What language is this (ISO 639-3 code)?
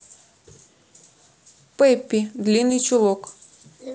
rus